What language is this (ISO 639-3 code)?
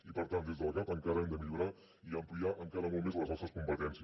cat